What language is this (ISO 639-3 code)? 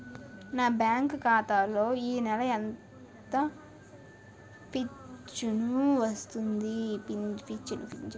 tel